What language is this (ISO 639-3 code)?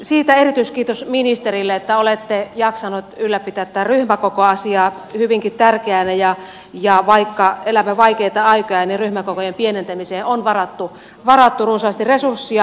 fin